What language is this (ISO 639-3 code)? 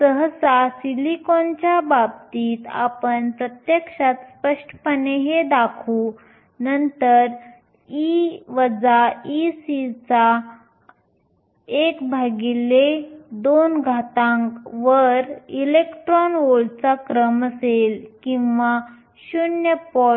mar